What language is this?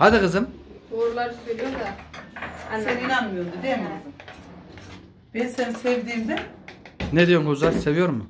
Turkish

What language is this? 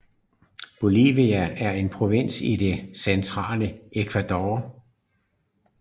Danish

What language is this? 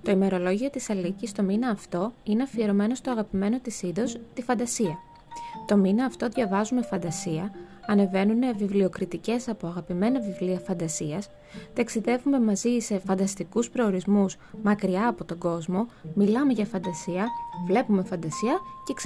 Greek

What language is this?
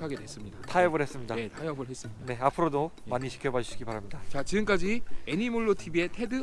Korean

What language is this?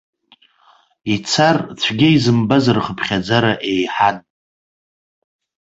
Abkhazian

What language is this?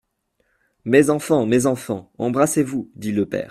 French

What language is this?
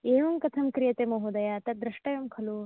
Sanskrit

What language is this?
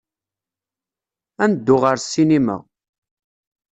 Kabyle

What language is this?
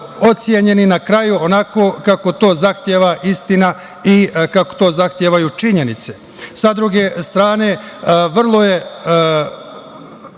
Serbian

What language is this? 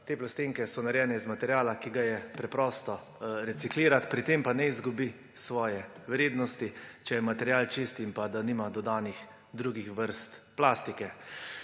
Slovenian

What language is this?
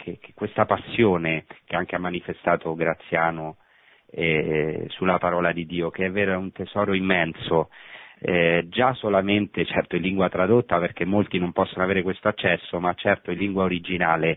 Italian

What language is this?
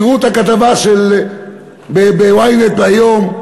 Hebrew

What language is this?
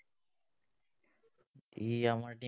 Assamese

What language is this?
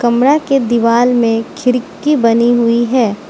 Hindi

